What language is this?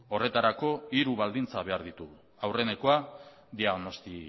Basque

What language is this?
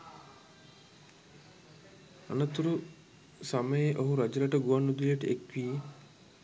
Sinhala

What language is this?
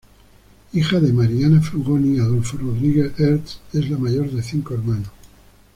Spanish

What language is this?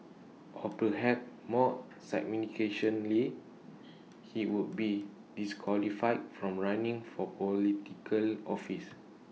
English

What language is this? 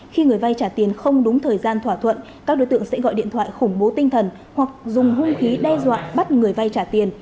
Vietnamese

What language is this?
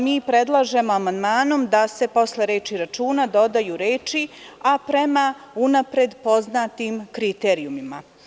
Serbian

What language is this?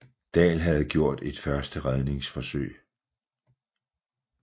Danish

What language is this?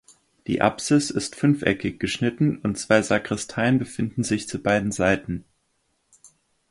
German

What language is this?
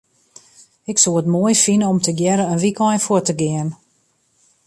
Western Frisian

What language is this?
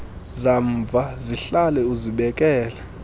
Xhosa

